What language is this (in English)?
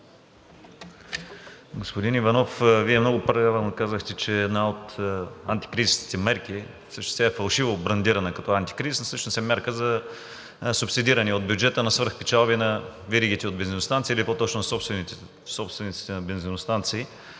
Bulgarian